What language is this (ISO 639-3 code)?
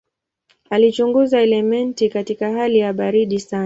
swa